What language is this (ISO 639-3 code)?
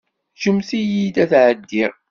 kab